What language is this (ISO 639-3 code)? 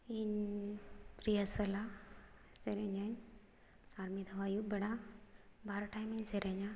sat